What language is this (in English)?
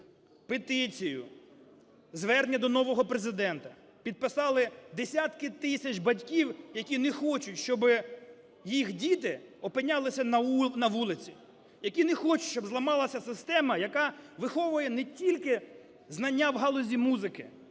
Ukrainian